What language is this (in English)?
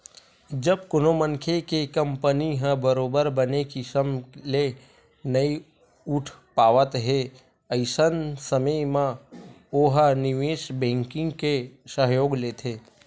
Chhattisgarhi